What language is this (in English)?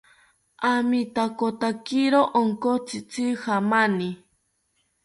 South Ucayali Ashéninka